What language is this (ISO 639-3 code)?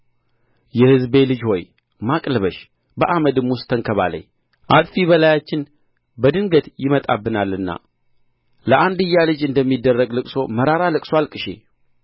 amh